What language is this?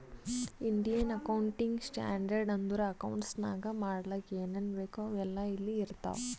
Kannada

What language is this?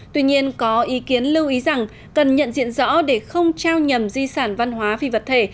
Vietnamese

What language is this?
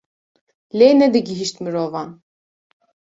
Kurdish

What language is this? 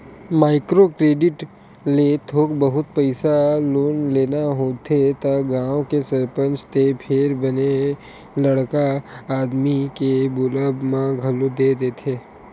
Chhattisgarhi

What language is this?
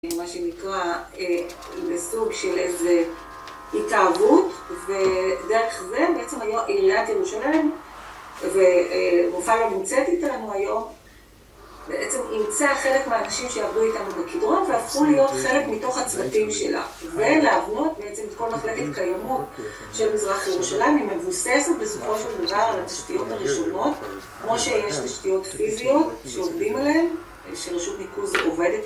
Hebrew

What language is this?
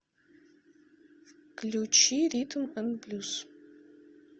Russian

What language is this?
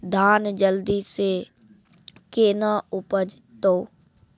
Maithili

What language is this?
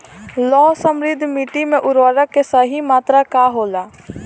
Bhojpuri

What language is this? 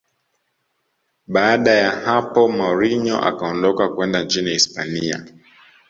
Swahili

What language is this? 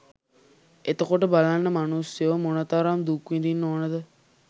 Sinhala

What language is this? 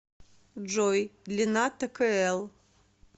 Russian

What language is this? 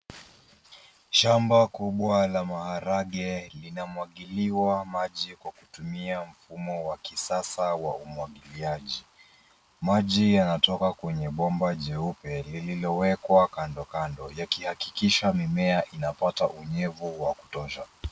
Swahili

